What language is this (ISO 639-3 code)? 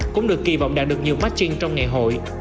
vie